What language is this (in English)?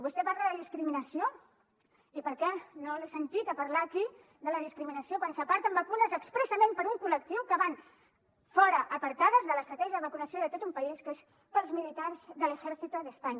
Catalan